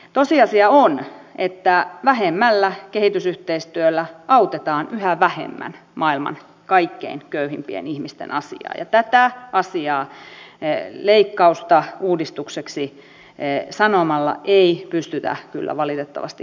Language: Finnish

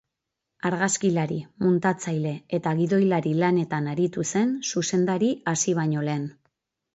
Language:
Basque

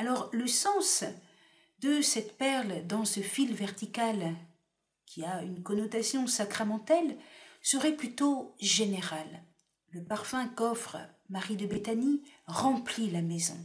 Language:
French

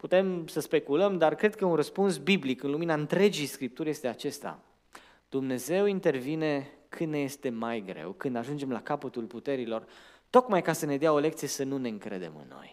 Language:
Romanian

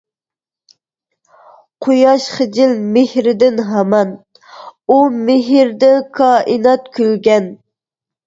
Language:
Uyghur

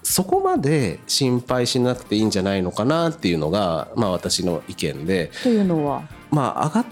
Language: Japanese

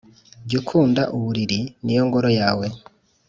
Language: Kinyarwanda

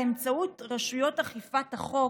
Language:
Hebrew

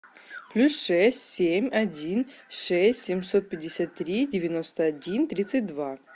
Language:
Russian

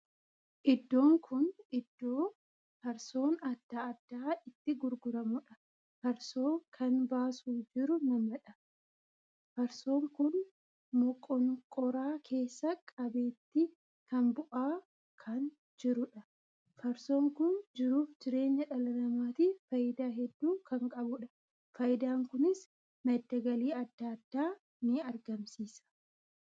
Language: Oromo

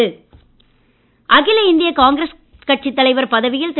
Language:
Tamil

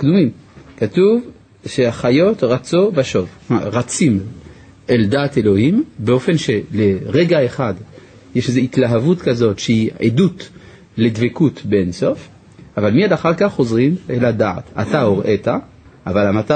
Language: Hebrew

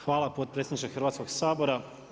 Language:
Croatian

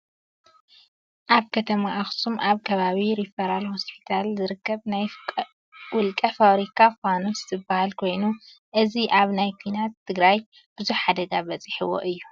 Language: Tigrinya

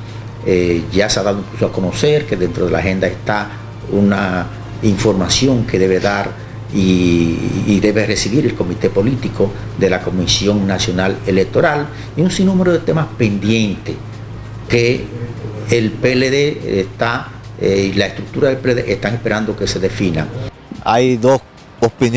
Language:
Spanish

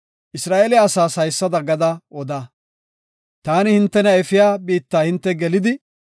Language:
Gofa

